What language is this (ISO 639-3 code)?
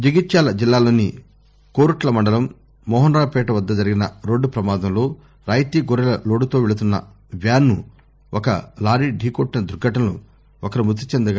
tel